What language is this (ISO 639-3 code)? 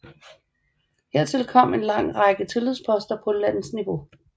dan